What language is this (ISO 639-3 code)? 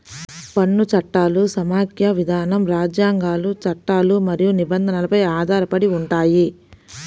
tel